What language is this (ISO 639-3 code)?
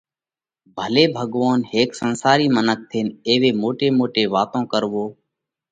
kvx